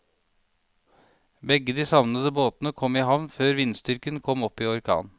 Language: Norwegian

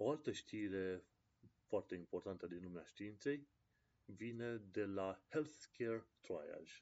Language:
Romanian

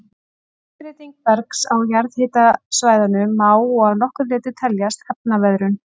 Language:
Icelandic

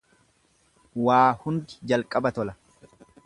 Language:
Oromo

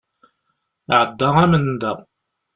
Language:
Kabyle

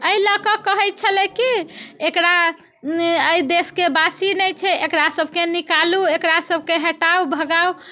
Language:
Maithili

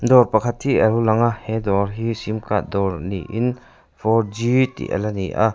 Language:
Mizo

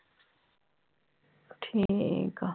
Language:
Punjabi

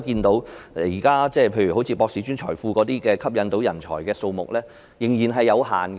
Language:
Cantonese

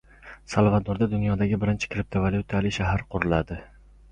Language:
Uzbek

